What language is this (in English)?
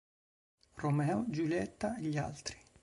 Italian